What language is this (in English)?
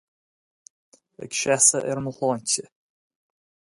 Irish